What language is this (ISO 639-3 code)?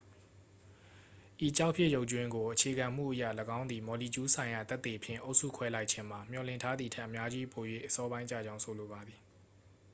mya